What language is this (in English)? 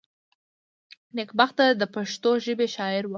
Pashto